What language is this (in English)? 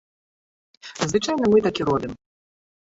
Belarusian